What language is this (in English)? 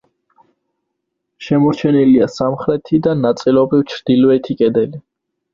Georgian